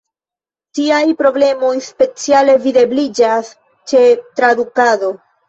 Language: Esperanto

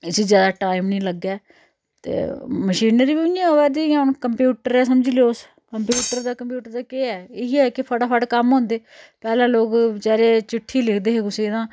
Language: Dogri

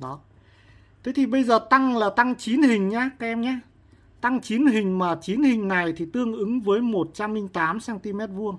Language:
Vietnamese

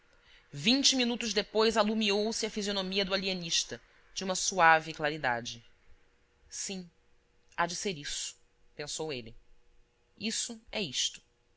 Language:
Portuguese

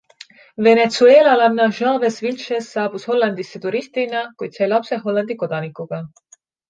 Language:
Estonian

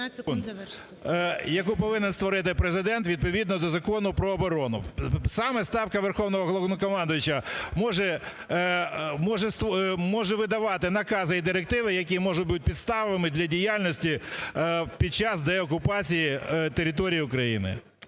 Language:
Ukrainian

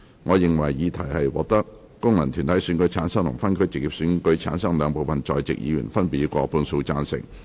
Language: Cantonese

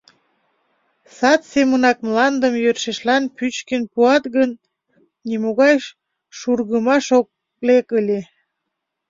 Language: Mari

